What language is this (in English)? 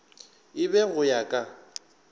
Northern Sotho